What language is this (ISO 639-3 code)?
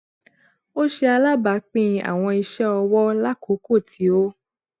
yor